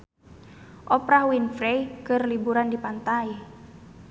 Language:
Sundanese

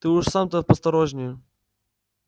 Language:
Russian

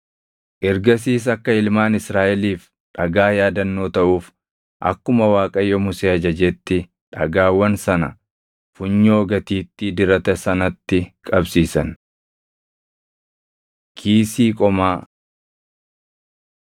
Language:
Oromo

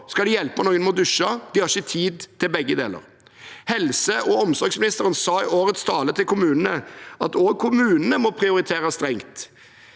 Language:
Norwegian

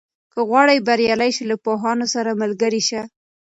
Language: Pashto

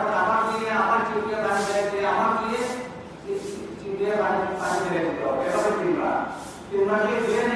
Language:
Bangla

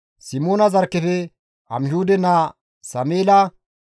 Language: Gamo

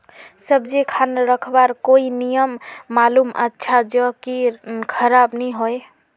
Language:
Magahi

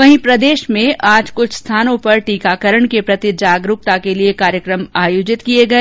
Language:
Hindi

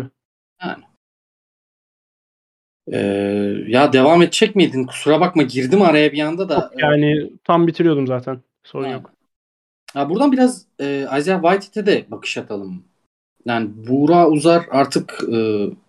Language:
Turkish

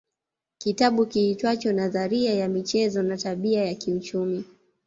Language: Swahili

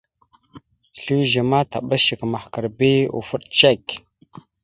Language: Mada (Cameroon)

